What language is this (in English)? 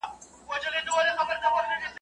Pashto